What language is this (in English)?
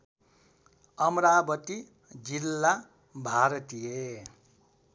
Nepali